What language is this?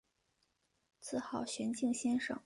Chinese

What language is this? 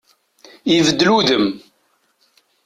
Kabyle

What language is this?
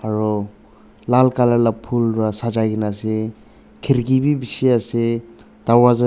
Naga Pidgin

